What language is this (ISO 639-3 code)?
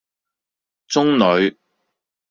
yue